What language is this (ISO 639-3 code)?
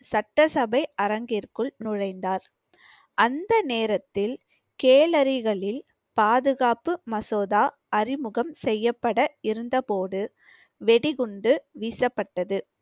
tam